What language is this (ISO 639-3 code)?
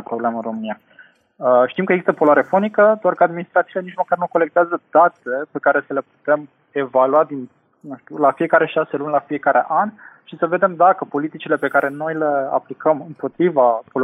ron